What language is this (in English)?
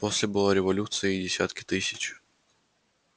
Russian